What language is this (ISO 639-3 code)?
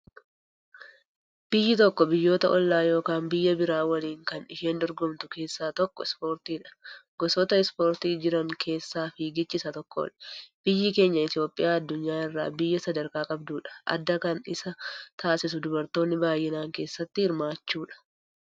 orm